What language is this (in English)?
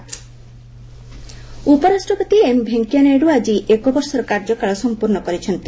Odia